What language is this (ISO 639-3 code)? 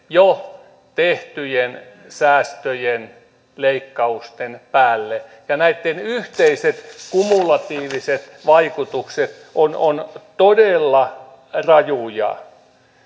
fin